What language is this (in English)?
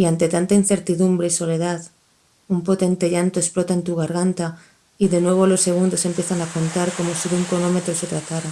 Spanish